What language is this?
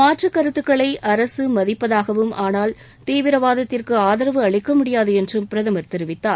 Tamil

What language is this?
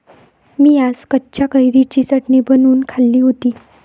Marathi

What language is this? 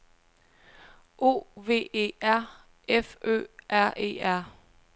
Danish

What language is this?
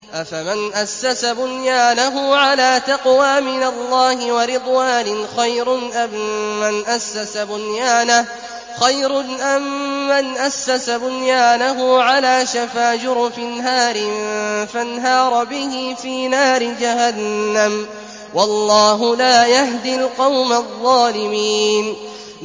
Arabic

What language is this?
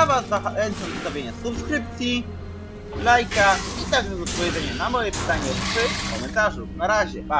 Polish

